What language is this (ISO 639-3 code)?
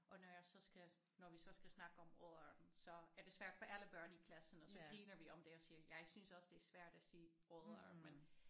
dan